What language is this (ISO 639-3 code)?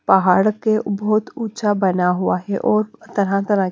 hin